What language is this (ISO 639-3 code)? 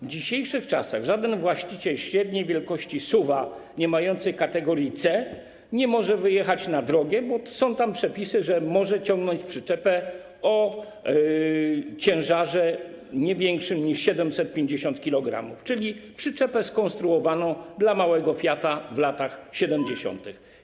pol